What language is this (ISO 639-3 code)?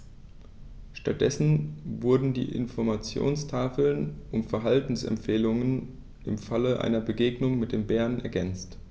deu